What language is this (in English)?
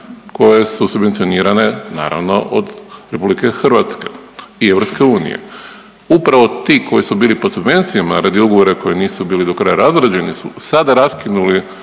Croatian